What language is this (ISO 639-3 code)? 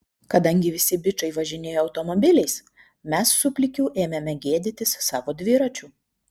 lit